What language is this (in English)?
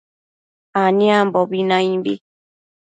Matsés